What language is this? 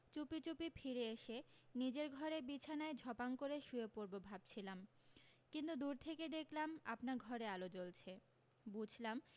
Bangla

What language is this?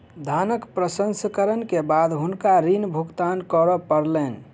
Maithili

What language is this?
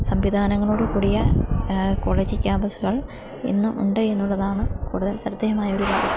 Malayalam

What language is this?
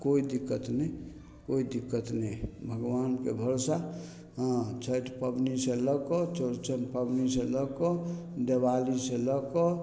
Maithili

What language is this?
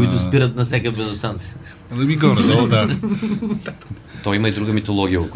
Bulgarian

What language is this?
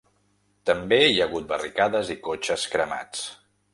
Catalan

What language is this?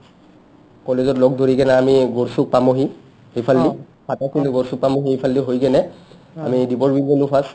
Assamese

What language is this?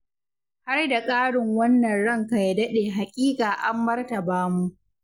Hausa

